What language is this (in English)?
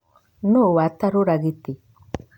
Kikuyu